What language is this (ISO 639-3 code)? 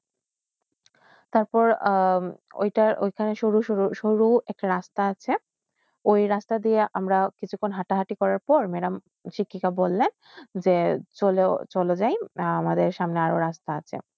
ben